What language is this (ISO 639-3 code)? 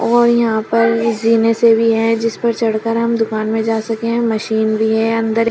hin